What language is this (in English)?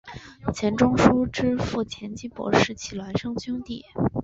Chinese